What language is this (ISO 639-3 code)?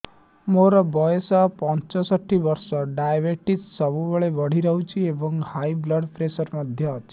ori